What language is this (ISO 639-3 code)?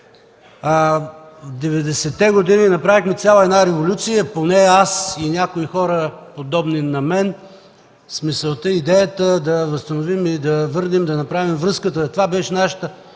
bul